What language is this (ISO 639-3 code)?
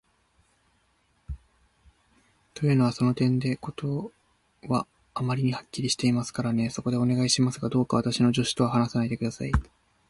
jpn